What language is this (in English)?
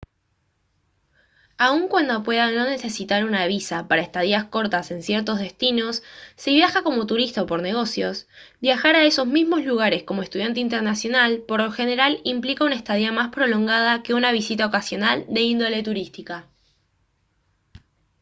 Spanish